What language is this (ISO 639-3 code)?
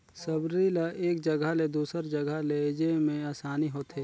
hne